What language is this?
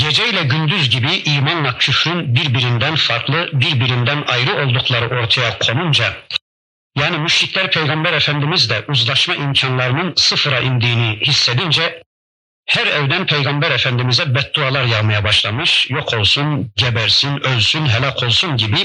Turkish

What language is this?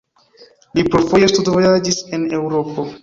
Esperanto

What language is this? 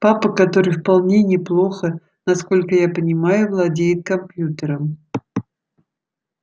Russian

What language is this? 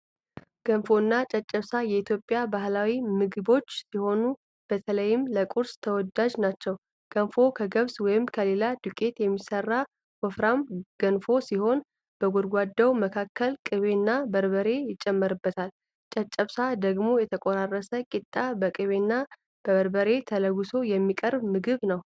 Amharic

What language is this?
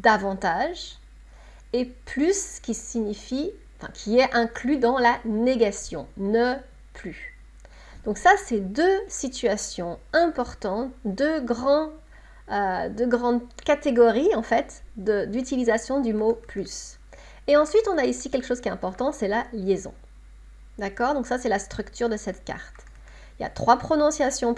French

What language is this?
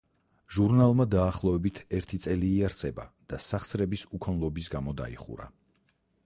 Georgian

